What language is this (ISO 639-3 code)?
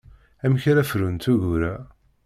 kab